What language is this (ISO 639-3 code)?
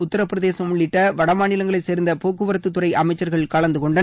tam